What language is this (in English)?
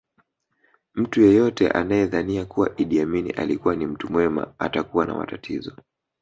Swahili